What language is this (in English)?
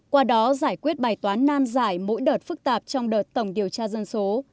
Vietnamese